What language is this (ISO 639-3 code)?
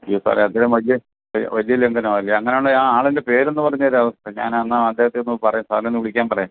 mal